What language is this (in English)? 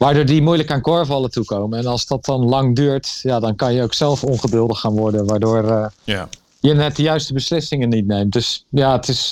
Dutch